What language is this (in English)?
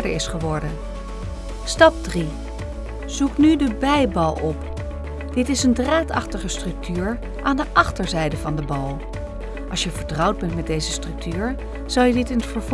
Dutch